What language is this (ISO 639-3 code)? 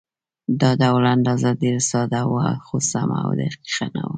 pus